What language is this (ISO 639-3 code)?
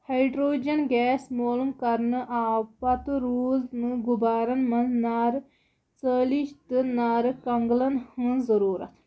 kas